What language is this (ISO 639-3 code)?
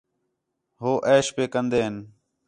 xhe